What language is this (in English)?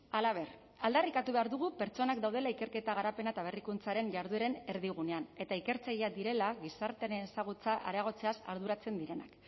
Basque